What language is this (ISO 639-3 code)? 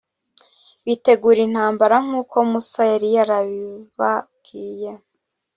kin